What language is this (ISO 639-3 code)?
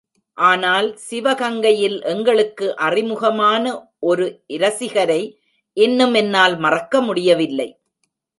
tam